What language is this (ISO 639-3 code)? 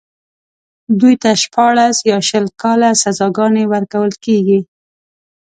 pus